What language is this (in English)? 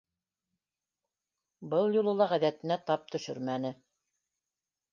Bashkir